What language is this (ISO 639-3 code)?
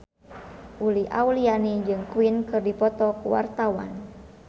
sun